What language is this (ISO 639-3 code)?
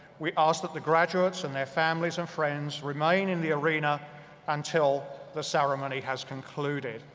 eng